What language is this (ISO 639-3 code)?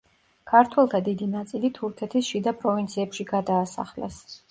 kat